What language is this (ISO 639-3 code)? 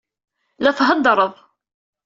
kab